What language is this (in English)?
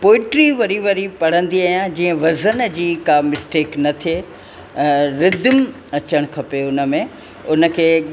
Sindhi